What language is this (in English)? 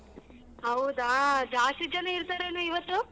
Kannada